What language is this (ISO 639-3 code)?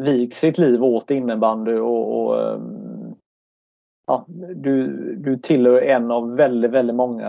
swe